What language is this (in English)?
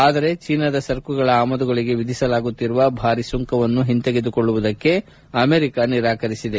Kannada